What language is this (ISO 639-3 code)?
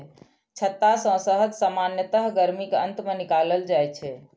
mai